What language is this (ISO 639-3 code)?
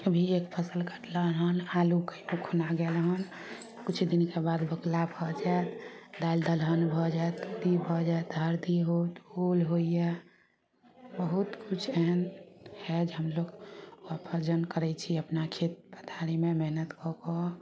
mai